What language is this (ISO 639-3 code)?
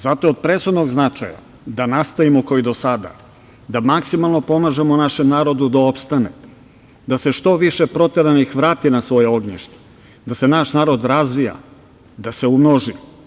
srp